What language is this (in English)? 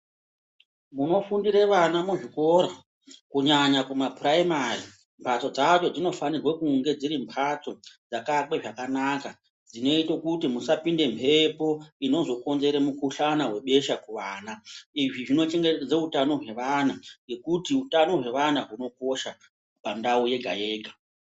Ndau